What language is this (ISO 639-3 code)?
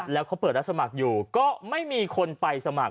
tha